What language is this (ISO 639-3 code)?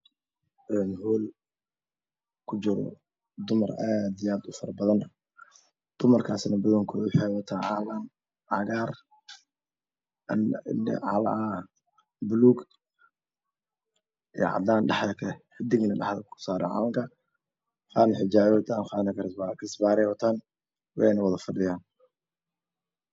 som